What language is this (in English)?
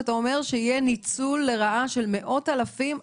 Hebrew